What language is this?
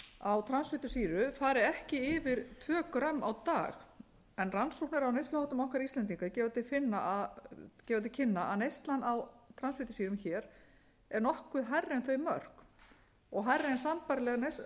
Icelandic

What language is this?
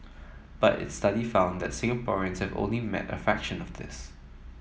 English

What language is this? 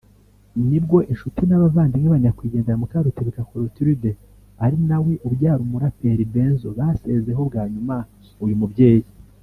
Kinyarwanda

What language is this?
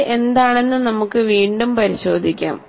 Malayalam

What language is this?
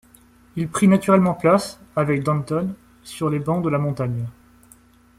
French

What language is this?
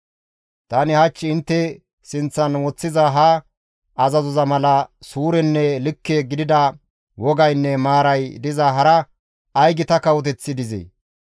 Gamo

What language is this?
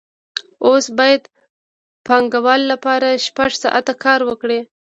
Pashto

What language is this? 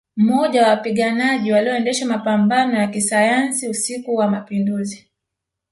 Swahili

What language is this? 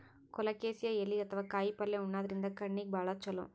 Kannada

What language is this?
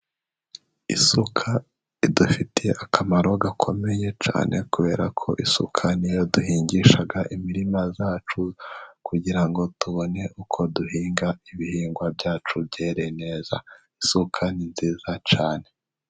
Kinyarwanda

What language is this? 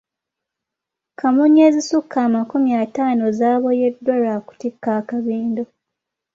Ganda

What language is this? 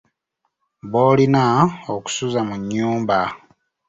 Ganda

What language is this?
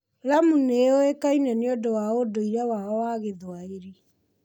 Kikuyu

